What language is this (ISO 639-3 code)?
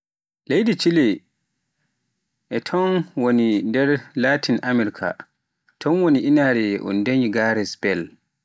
fuf